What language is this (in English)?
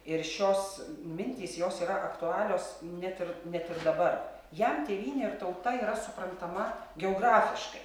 Lithuanian